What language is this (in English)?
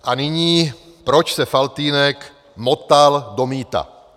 Czech